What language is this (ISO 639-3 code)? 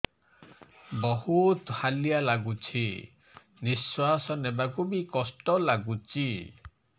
ori